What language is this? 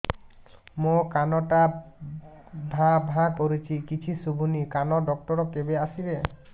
Odia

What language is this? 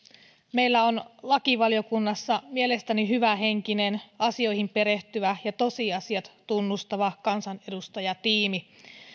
Finnish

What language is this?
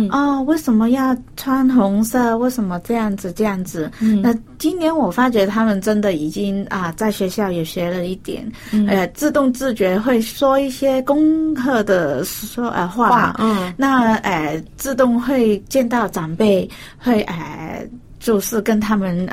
Chinese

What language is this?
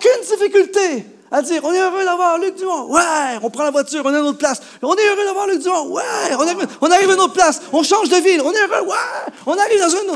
French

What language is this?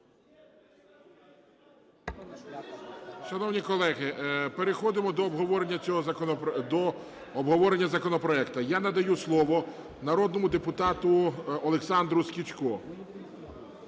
Ukrainian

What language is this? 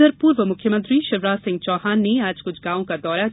Hindi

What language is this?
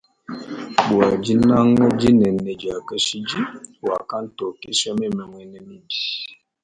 Luba-Lulua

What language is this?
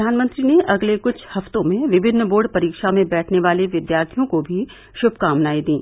Hindi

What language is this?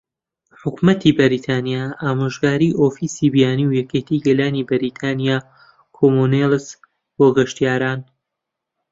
Central Kurdish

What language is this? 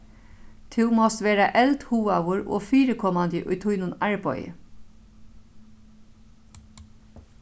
Faroese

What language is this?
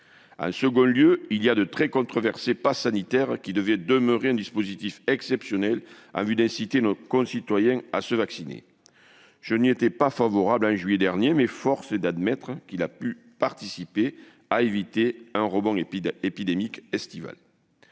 French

